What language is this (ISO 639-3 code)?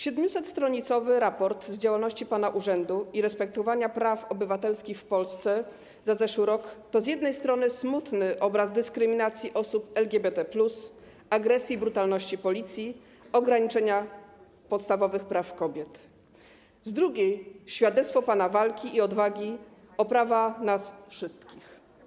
pol